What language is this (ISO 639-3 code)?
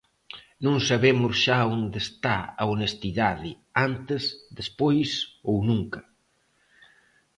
glg